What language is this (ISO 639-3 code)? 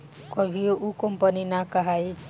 bho